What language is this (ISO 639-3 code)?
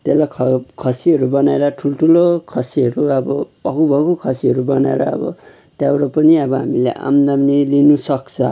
nep